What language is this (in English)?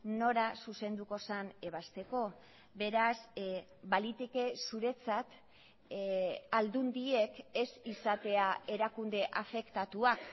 Basque